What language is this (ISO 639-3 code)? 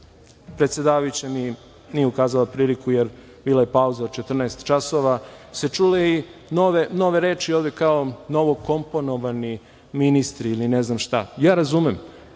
srp